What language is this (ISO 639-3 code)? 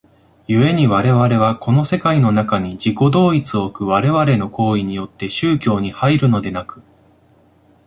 jpn